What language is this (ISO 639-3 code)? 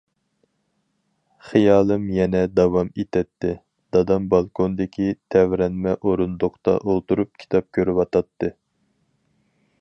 uig